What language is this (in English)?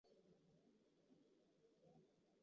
Chinese